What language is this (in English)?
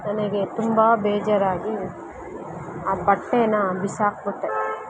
Kannada